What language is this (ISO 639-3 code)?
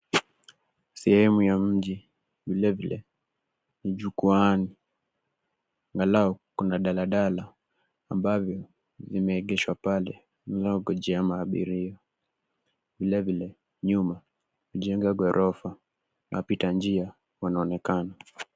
swa